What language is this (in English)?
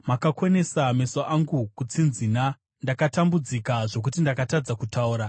Shona